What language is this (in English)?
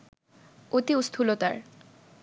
Bangla